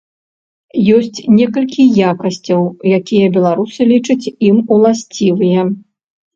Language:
Belarusian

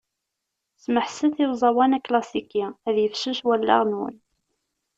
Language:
Kabyle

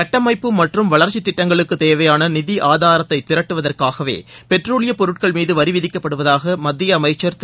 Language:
Tamil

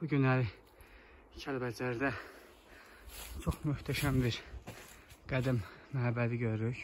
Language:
Turkish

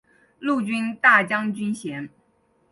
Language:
Chinese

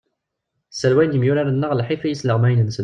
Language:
Kabyle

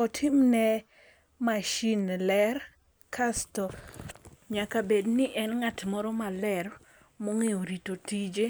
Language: Luo (Kenya and Tanzania)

